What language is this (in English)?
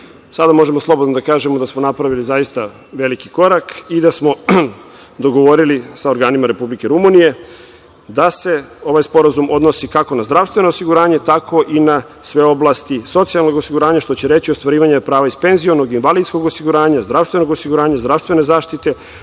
Serbian